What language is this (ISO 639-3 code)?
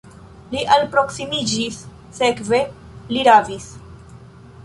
epo